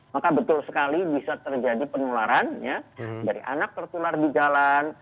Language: Indonesian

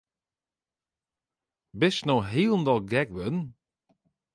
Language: Western Frisian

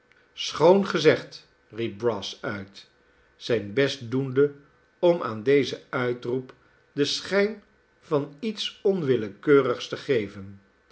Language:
Dutch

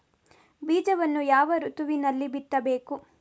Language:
Kannada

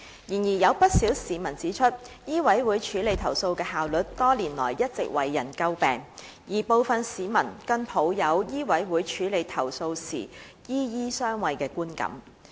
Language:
Cantonese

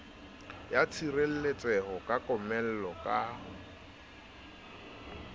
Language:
Southern Sotho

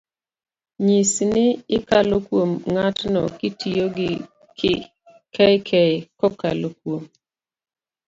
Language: Luo (Kenya and Tanzania)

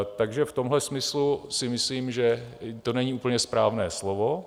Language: Czech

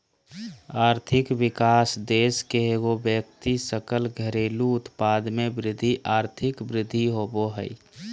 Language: Magahi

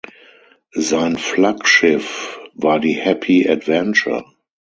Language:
German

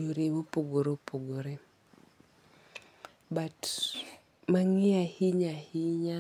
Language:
Luo (Kenya and Tanzania)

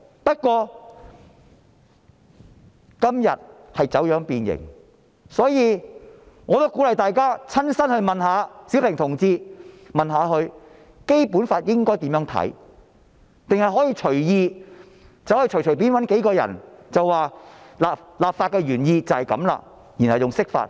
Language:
Cantonese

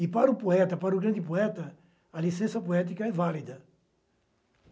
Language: Portuguese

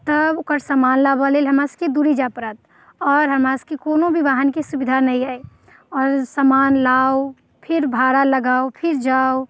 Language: Maithili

